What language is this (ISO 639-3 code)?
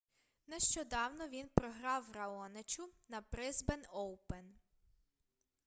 ukr